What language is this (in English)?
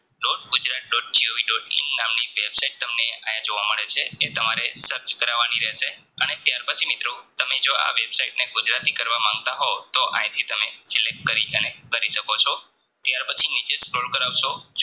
Gujarati